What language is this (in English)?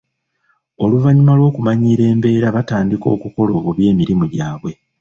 Ganda